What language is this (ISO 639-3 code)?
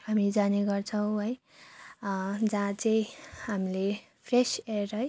nep